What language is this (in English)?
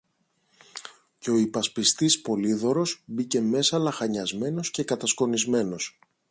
Greek